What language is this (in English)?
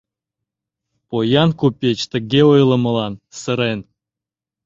Mari